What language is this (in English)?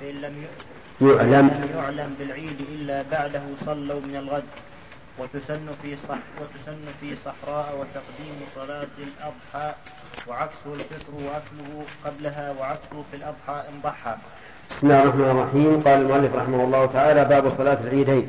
Arabic